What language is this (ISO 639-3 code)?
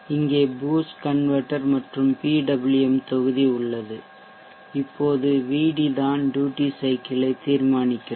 tam